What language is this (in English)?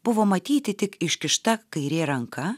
Lithuanian